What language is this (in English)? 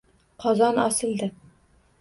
Uzbek